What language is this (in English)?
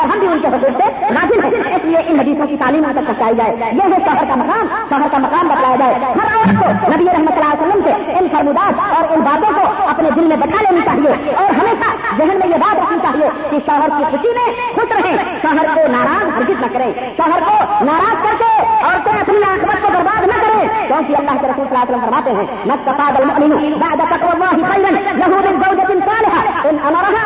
Urdu